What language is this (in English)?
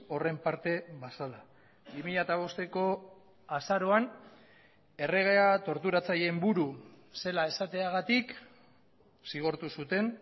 Basque